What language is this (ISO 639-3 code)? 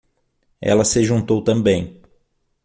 por